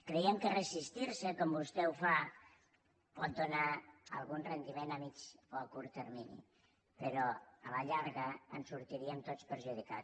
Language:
Catalan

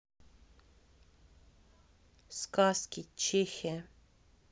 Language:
Russian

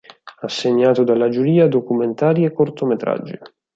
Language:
Italian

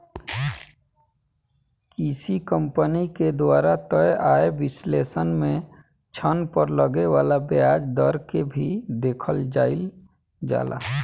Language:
Bhojpuri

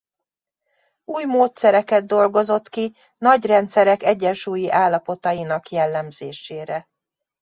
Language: Hungarian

